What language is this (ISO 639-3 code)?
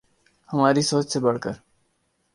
urd